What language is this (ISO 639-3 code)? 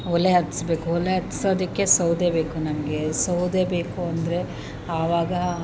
kan